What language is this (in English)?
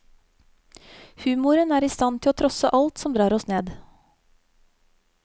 Norwegian